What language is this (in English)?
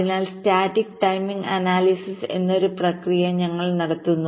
Malayalam